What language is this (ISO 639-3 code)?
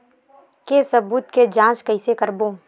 hne